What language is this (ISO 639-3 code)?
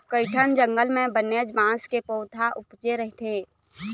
hne